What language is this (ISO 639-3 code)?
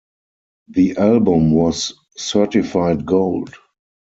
eng